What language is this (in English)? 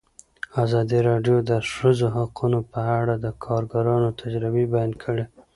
Pashto